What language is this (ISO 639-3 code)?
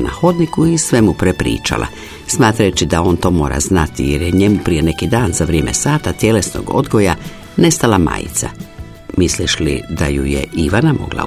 hrv